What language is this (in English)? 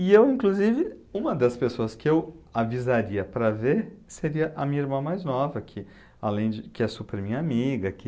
Portuguese